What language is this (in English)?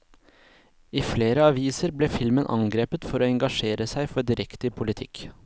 Norwegian